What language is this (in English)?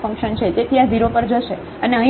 Gujarati